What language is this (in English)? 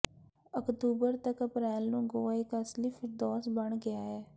Punjabi